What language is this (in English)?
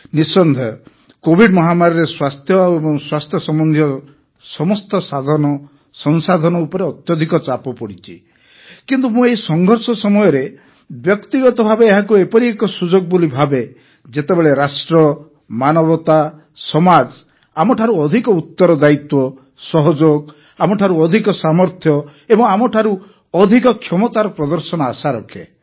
Odia